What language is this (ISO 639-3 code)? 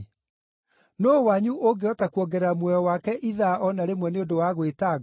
kik